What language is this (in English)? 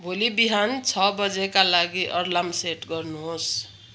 Nepali